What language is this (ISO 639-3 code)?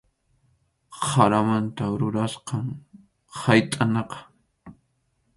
qxu